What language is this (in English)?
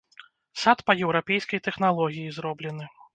Belarusian